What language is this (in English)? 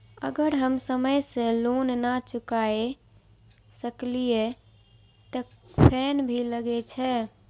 Maithili